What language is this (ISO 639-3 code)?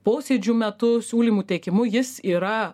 lit